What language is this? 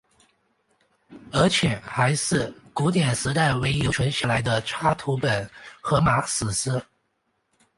Chinese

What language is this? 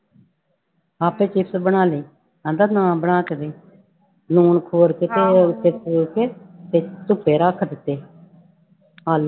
Punjabi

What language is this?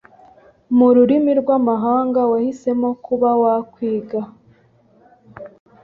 Kinyarwanda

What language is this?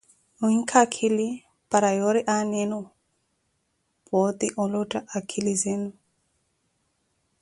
Koti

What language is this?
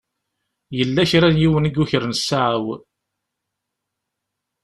Kabyle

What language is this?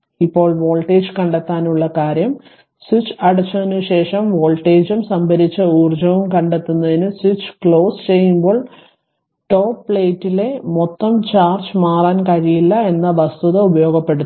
Malayalam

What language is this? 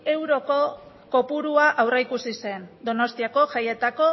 Basque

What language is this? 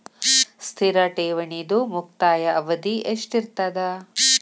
Kannada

